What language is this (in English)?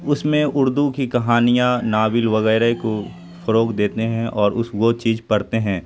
Urdu